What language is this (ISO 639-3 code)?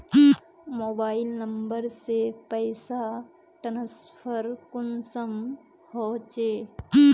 mag